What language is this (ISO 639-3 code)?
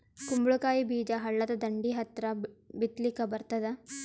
kan